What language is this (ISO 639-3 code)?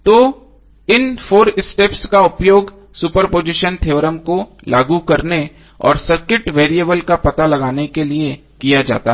hin